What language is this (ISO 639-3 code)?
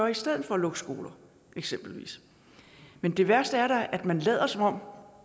dan